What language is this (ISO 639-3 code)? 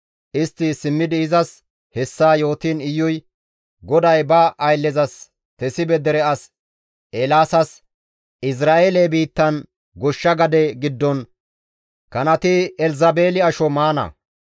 gmv